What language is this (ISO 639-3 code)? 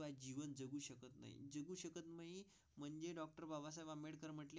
mar